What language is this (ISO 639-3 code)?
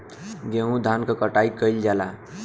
bho